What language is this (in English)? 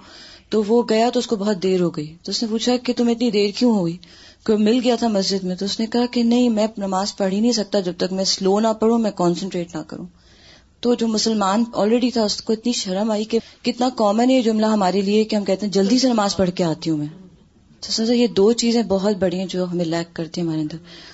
Urdu